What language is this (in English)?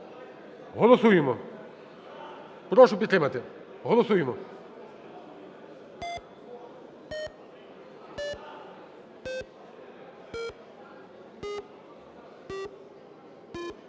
Ukrainian